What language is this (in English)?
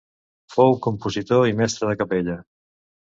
Catalan